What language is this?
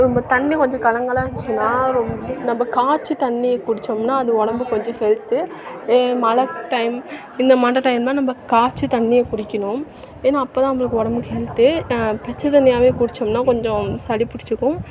Tamil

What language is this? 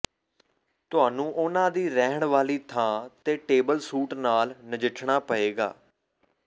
Punjabi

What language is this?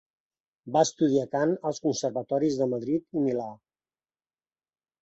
Catalan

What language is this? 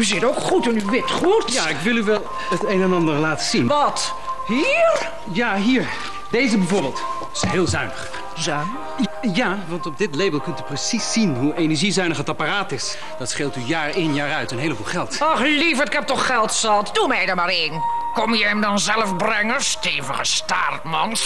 Dutch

